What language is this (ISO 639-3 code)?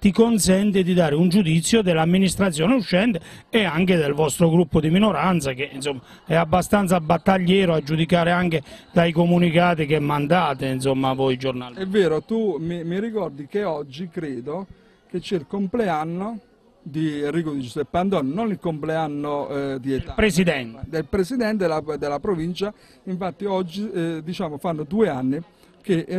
ita